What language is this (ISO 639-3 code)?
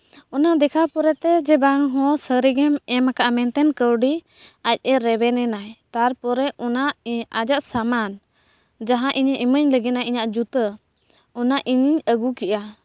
sat